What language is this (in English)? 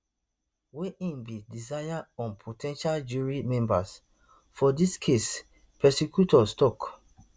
Nigerian Pidgin